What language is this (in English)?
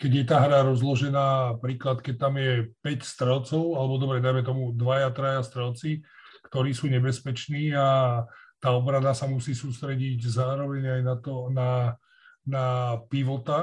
Slovak